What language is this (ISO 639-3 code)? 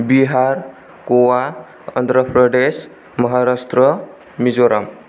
brx